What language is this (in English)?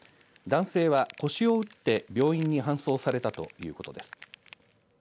Japanese